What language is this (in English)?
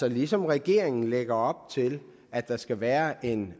Danish